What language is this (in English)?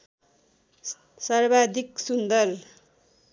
Nepali